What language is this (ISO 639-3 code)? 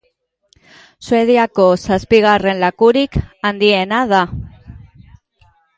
eus